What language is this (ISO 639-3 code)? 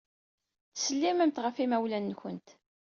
kab